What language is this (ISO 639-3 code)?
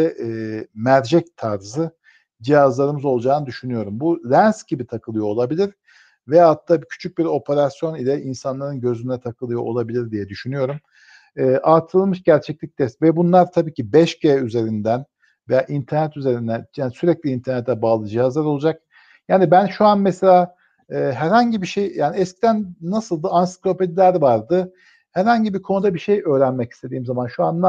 tur